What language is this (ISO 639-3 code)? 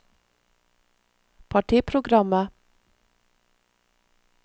nor